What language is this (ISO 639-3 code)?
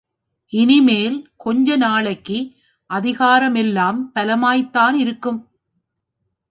tam